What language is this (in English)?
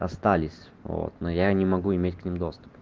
Russian